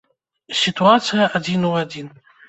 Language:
Belarusian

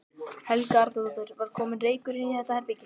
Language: Icelandic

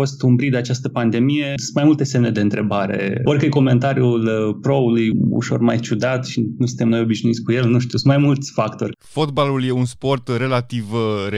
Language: Romanian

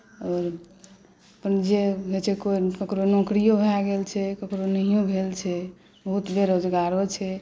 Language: Maithili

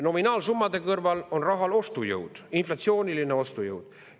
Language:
Estonian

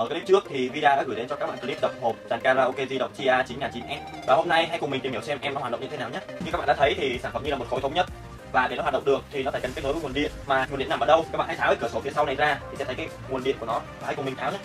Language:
Vietnamese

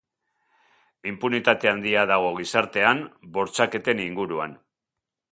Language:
Basque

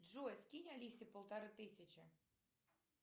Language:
Russian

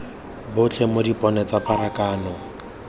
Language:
Tswana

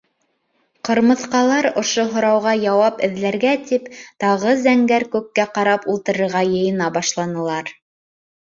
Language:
Bashkir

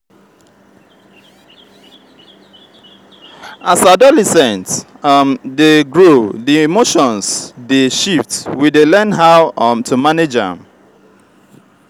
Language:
Nigerian Pidgin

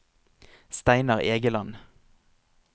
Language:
Norwegian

